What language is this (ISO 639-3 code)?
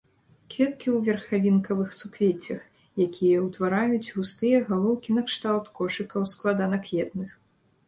bel